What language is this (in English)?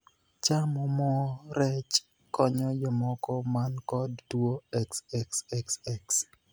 Luo (Kenya and Tanzania)